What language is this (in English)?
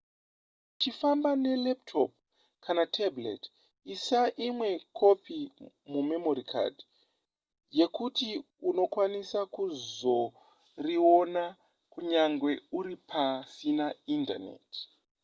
Shona